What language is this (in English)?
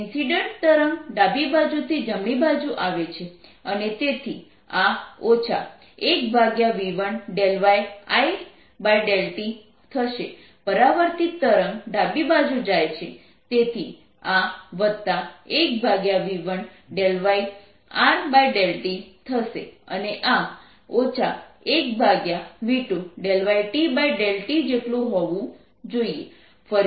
Gujarati